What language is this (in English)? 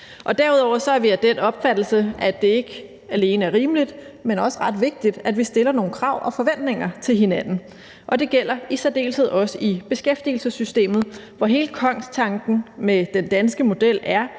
Danish